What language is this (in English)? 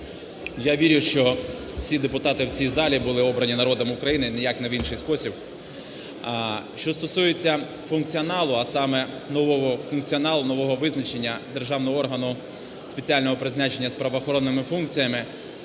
Ukrainian